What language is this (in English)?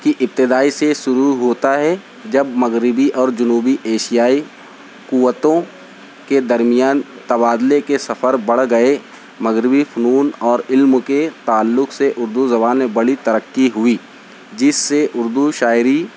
Urdu